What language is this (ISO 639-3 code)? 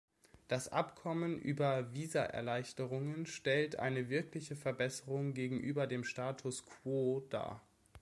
deu